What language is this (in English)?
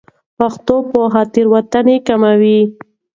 Pashto